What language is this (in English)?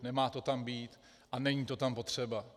Czech